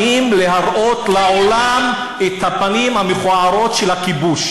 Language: Hebrew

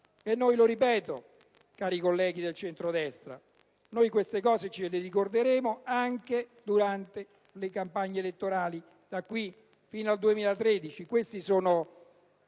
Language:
Italian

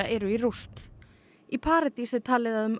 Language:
Icelandic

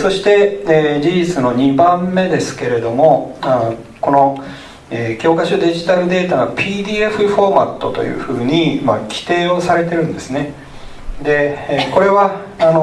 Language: Japanese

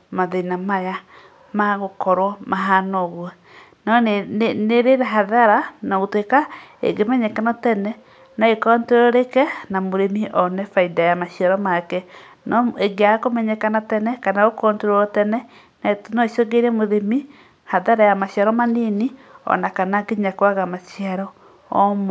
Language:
Kikuyu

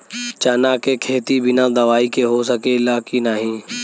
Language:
Bhojpuri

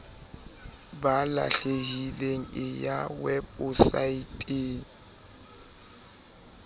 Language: Southern Sotho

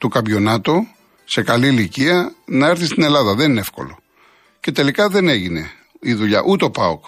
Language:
Greek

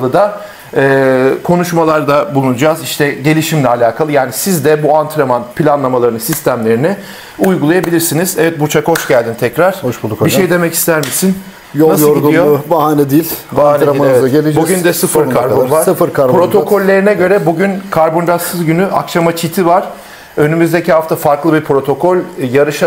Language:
Turkish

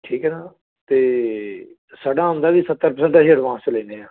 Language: Punjabi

